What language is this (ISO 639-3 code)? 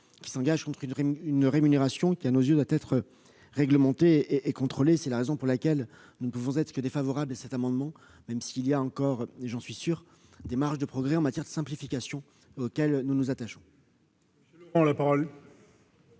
fra